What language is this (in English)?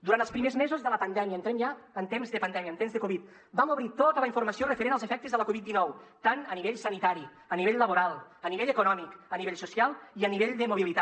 Catalan